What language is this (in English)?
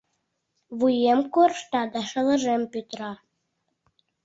Mari